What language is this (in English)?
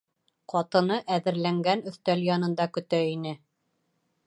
Bashkir